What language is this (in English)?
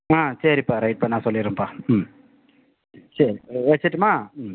Tamil